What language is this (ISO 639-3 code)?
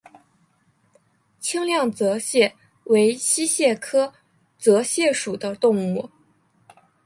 zho